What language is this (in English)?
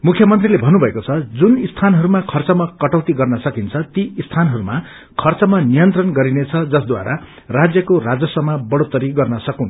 Nepali